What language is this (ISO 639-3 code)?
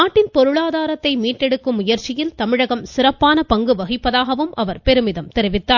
tam